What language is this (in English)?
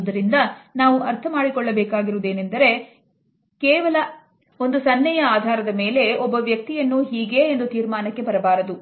Kannada